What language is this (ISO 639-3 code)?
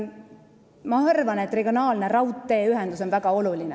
est